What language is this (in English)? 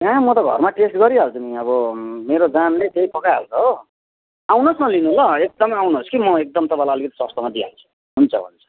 Nepali